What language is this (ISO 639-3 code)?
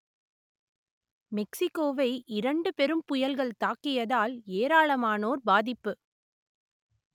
tam